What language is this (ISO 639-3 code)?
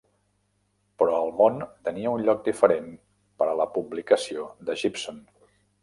cat